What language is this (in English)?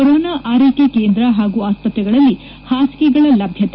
Kannada